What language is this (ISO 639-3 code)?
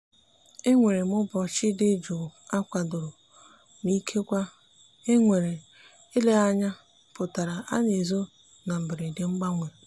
ibo